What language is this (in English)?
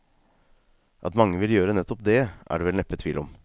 Norwegian